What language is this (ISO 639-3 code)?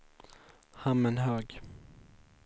swe